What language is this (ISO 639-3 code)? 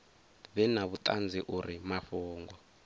ven